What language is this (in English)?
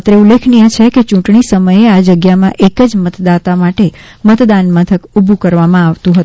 Gujarati